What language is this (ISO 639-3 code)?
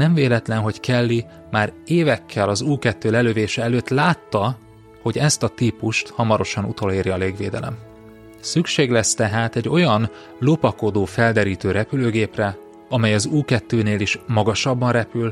hun